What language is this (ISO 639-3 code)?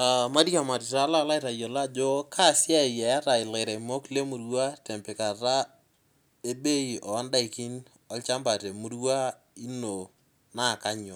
mas